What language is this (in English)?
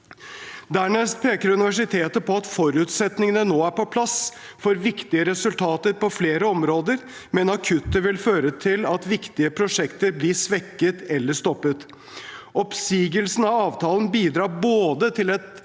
Norwegian